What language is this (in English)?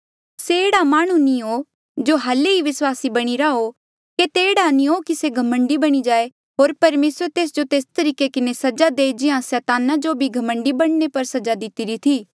Mandeali